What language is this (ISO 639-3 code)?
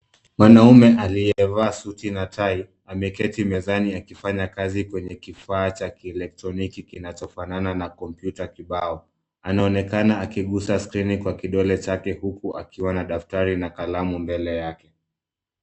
swa